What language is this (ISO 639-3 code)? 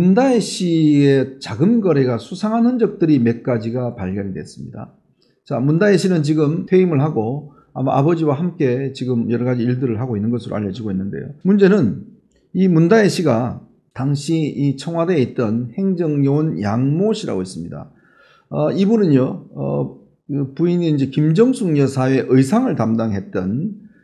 kor